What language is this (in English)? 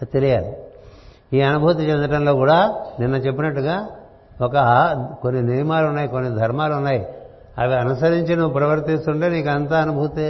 Telugu